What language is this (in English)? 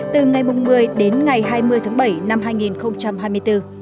Vietnamese